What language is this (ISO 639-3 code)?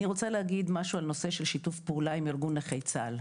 heb